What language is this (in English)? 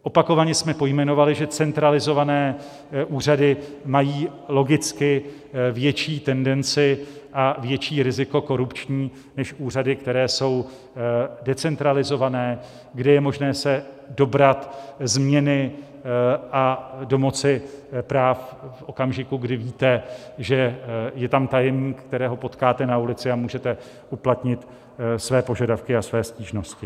Czech